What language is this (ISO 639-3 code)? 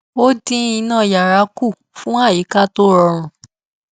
yor